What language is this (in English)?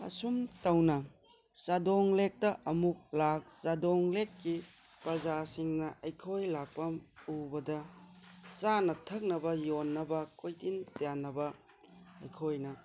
Manipuri